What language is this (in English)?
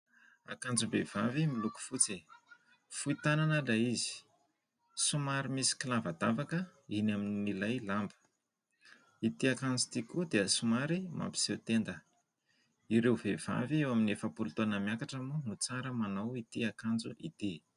Malagasy